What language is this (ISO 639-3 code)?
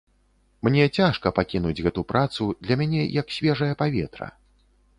bel